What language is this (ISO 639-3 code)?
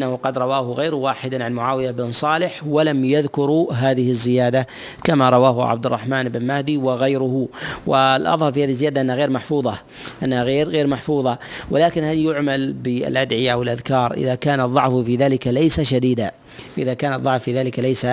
ara